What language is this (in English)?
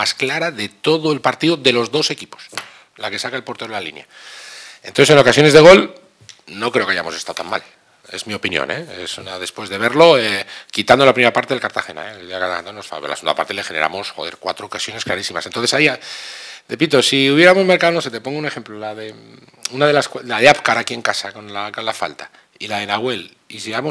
Spanish